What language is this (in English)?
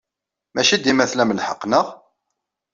Kabyle